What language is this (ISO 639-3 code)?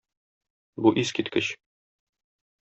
tat